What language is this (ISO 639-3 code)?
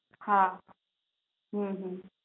guj